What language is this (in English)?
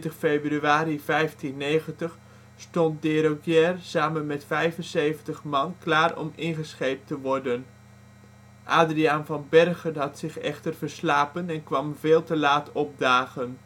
Dutch